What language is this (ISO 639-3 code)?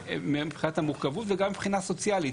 heb